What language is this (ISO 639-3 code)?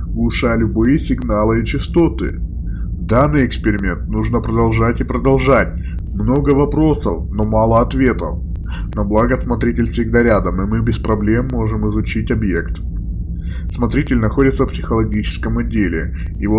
rus